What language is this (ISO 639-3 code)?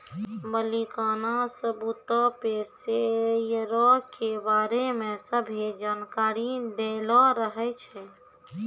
mai